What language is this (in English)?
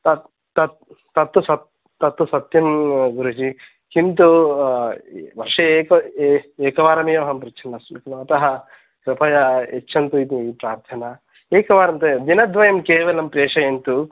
Sanskrit